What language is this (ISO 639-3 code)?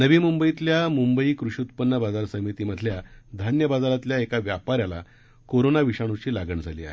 mar